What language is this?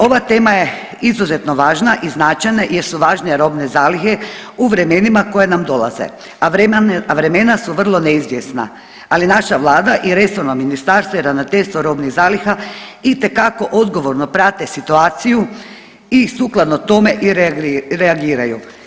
Croatian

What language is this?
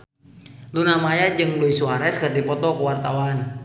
Sundanese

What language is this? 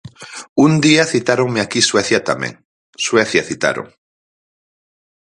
Galician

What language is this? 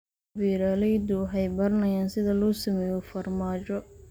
Somali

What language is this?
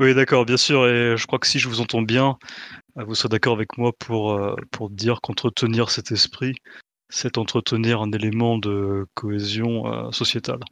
French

